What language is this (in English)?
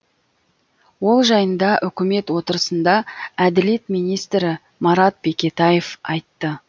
Kazakh